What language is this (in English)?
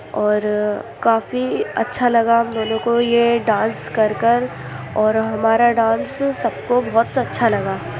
Urdu